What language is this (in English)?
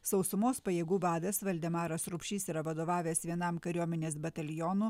Lithuanian